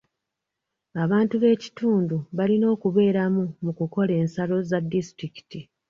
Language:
Ganda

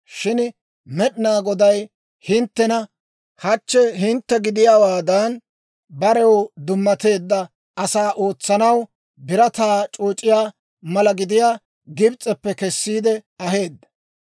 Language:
Dawro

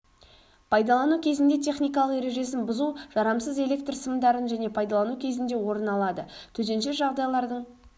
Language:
Kazakh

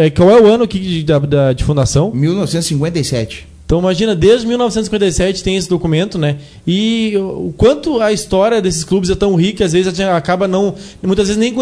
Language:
Portuguese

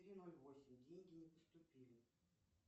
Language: Russian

